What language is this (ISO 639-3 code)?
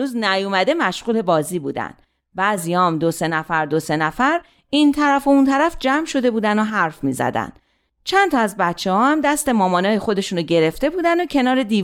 fas